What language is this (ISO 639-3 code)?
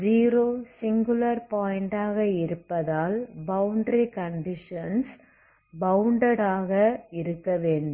tam